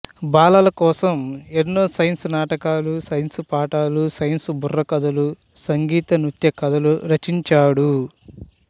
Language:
Telugu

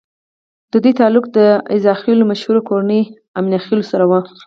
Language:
Pashto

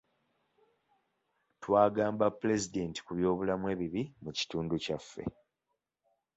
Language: Ganda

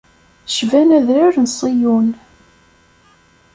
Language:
Kabyle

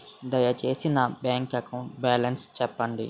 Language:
Telugu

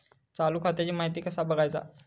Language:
Marathi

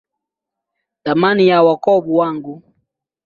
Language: Swahili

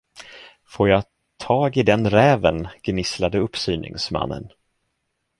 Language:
Swedish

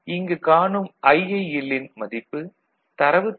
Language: Tamil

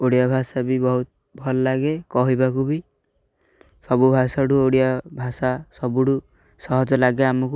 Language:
Odia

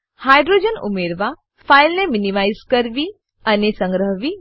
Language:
Gujarati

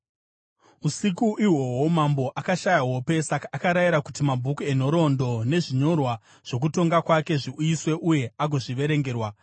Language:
Shona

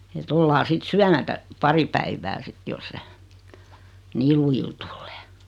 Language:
Finnish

